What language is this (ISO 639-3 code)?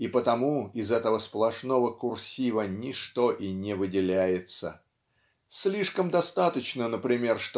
rus